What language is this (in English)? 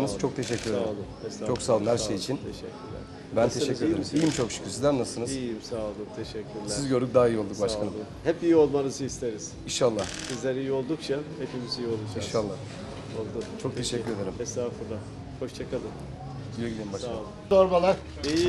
Turkish